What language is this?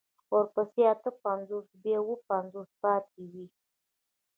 Pashto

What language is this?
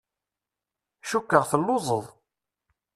Kabyle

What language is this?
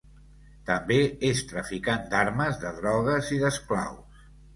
Catalan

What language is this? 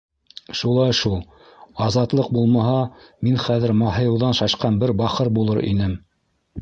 Bashkir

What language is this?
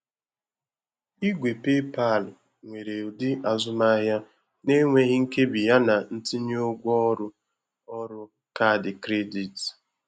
Igbo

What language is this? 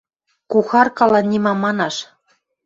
Western Mari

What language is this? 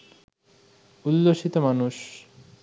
Bangla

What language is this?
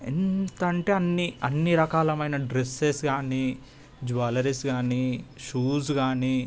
Telugu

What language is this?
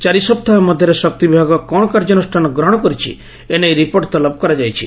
Odia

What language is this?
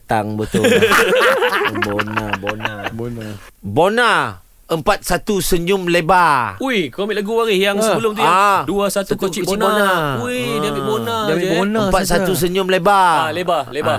Malay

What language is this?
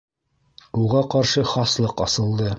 Bashkir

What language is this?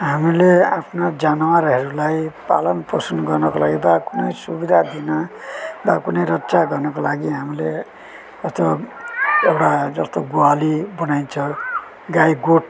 Nepali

